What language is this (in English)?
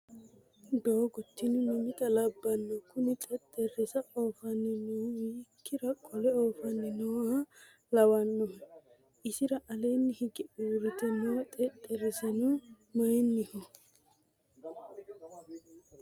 Sidamo